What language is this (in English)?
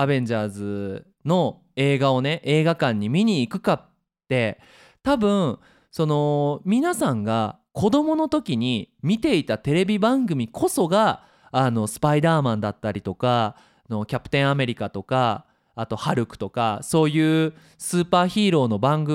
Japanese